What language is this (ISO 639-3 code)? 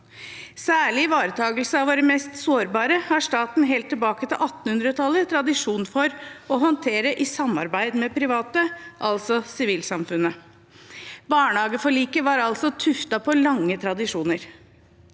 nor